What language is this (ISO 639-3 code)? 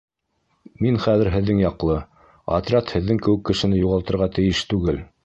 bak